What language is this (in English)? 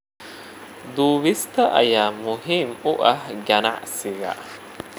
Somali